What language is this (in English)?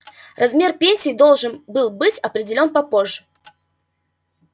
Russian